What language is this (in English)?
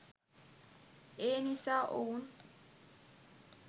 Sinhala